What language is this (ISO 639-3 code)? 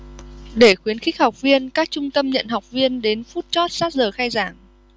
vie